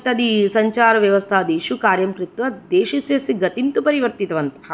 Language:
Sanskrit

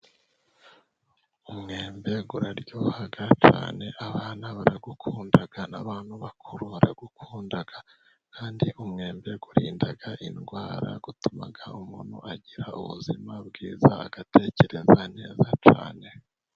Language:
Kinyarwanda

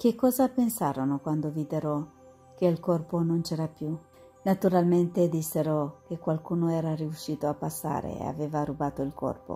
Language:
Italian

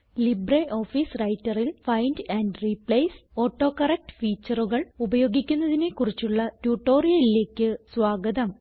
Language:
Malayalam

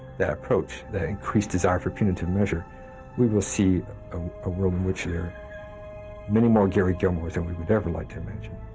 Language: English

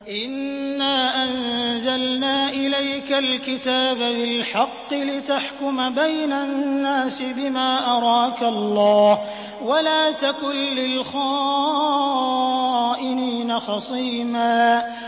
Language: Arabic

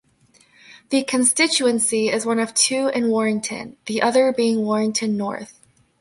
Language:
English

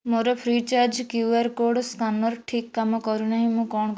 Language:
Odia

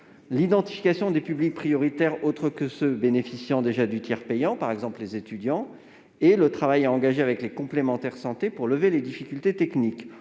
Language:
French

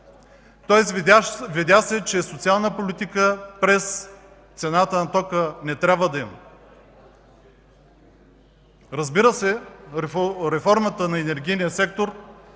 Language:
Bulgarian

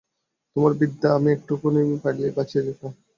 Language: Bangla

